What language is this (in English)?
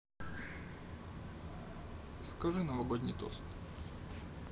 Russian